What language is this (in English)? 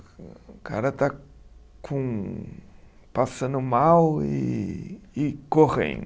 Portuguese